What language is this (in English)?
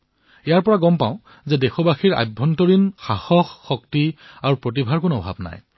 Assamese